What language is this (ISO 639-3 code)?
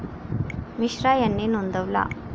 mar